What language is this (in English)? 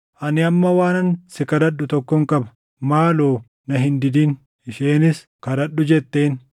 Oromo